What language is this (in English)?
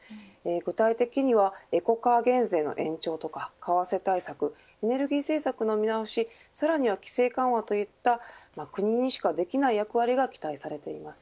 Japanese